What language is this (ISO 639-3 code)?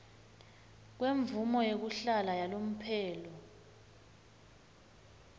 ssw